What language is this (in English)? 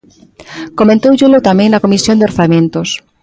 Galician